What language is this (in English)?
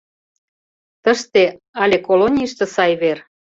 Mari